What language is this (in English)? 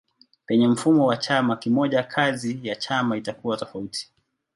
Swahili